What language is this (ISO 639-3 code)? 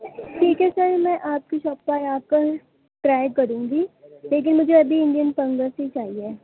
urd